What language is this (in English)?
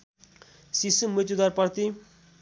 Nepali